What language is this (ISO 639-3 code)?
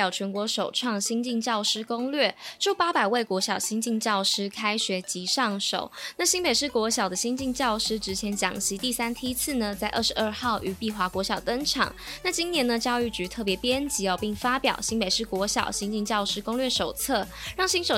zho